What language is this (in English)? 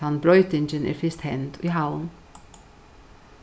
Faroese